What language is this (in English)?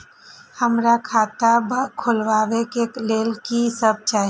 Maithili